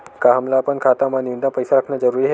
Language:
Chhattisgarhi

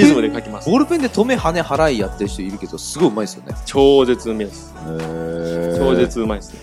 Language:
Japanese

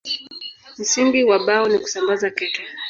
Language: Swahili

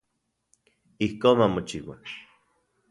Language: Central Puebla Nahuatl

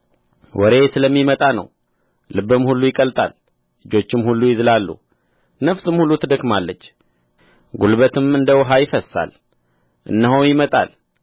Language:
Amharic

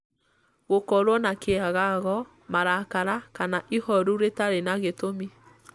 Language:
Kikuyu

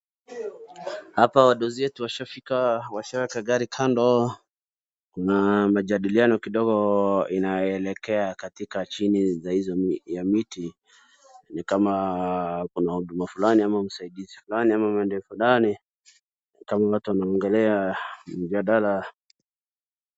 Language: Swahili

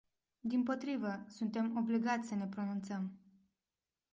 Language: Romanian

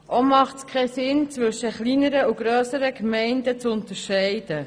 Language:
Swiss German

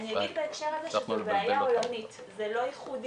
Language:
Hebrew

